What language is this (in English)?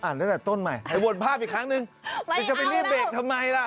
Thai